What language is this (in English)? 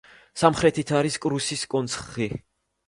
Georgian